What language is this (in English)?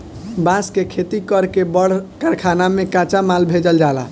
Bhojpuri